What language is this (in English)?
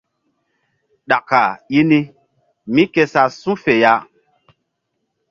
Mbum